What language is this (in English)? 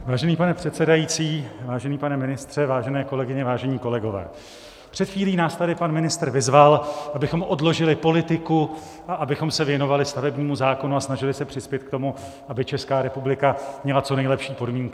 Czech